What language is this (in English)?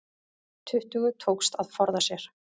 Icelandic